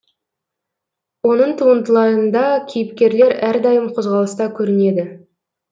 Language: Kazakh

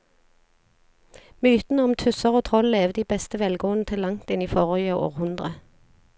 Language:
Norwegian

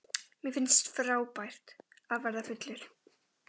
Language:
Icelandic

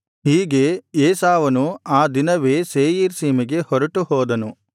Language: Kannada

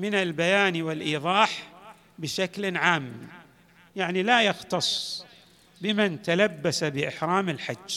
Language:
Arabic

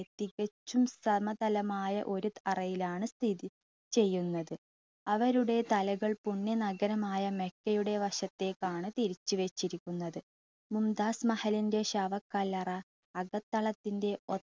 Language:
Malayalam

